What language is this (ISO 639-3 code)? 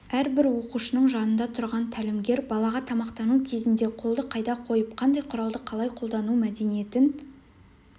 kaz